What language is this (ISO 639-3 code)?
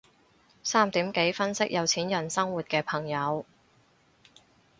yue